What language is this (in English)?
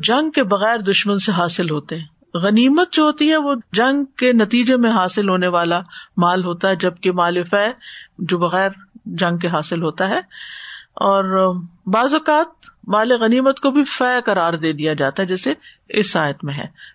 Urdu